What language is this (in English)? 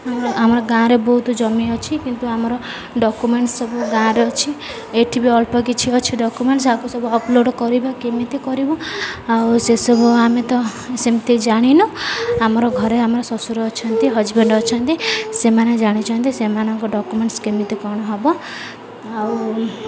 Odia